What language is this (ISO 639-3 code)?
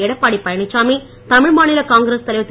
tam